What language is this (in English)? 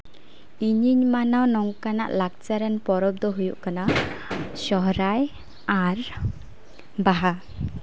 Santali